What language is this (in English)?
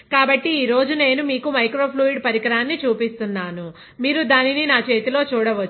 Telugu